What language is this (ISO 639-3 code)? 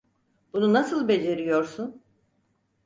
tur